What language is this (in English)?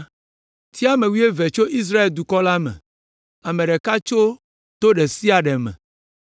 Ewe